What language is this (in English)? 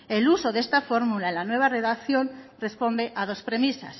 Spanish